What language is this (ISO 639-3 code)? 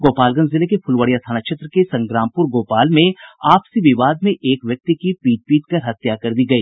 hin